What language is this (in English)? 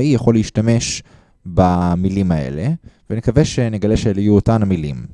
Hebrew